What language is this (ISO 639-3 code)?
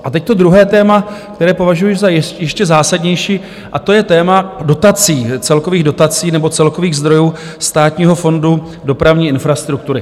ces